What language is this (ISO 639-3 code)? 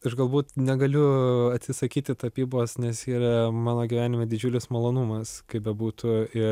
lit